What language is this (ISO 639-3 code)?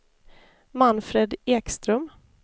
swe